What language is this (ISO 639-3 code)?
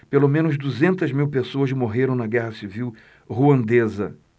por